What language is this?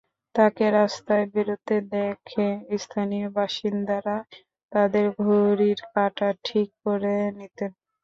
Bangla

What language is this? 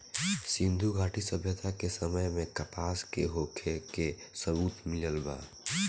Bhojpuri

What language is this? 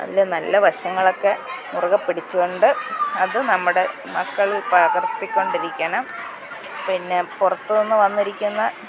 Malayalam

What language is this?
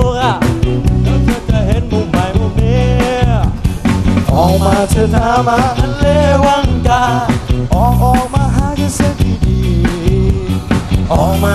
Thai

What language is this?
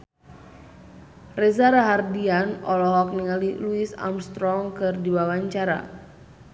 Sundanese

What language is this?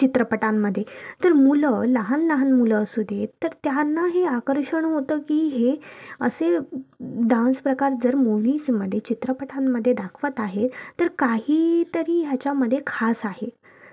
Marathi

